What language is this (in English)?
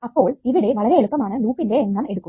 Malayalam